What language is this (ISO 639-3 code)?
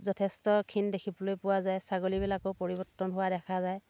asm